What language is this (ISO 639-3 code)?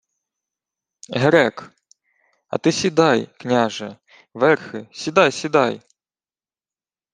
ukr